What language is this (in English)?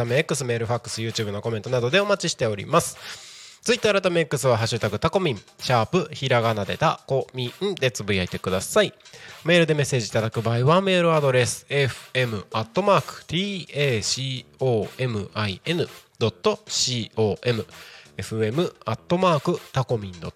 Japanese